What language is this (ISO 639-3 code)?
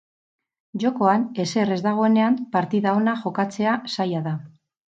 eus